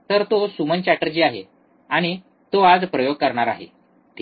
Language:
Marathi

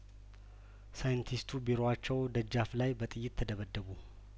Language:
Amharic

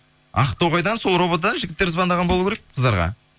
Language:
Kazakh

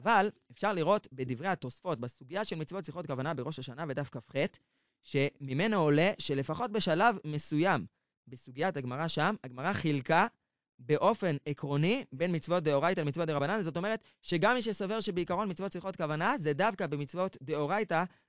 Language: Hebrew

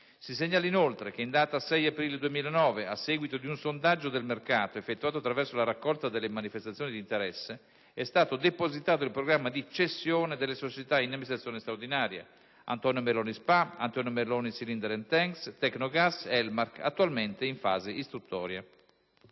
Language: Italian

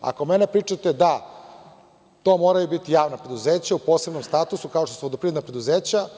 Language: Serbian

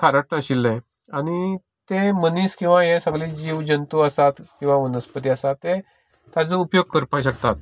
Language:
Konkani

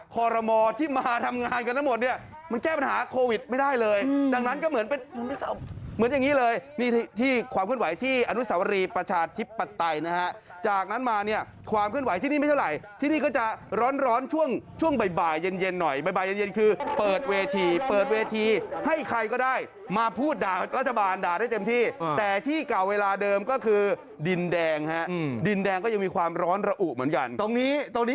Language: Thai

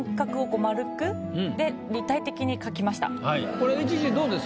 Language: Japanese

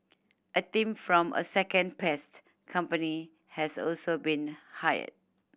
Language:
English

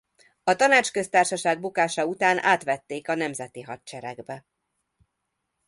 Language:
Hungarian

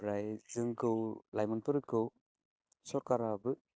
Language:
Bodo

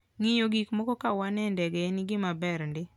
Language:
Luo (Kenya and Tanzania)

